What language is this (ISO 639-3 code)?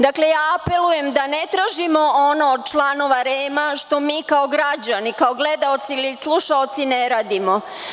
srp